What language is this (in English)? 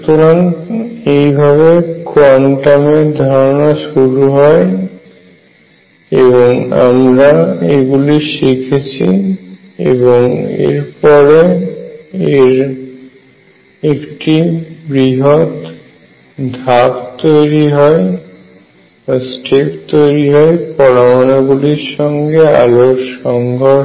Bangla